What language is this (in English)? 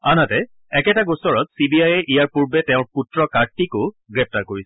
Assamese